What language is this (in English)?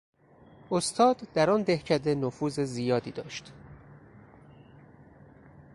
Persian